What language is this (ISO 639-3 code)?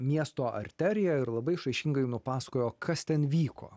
lit